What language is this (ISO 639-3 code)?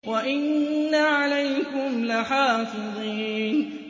ara